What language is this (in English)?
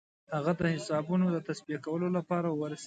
Pashto